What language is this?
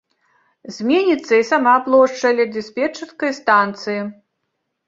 Belarusian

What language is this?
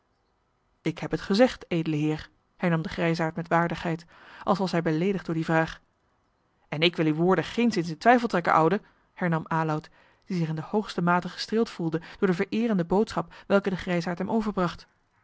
Dutch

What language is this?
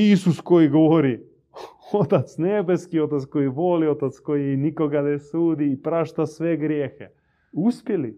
Croatian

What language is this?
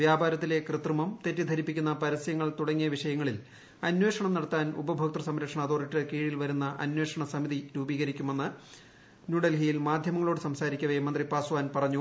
Malayalam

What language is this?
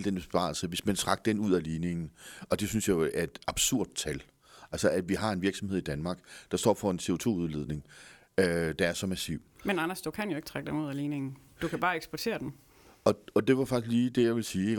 Danish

